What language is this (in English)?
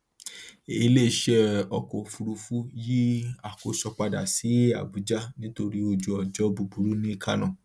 Yoruba